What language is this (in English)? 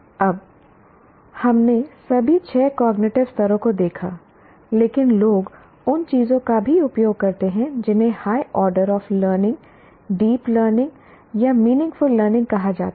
Hindi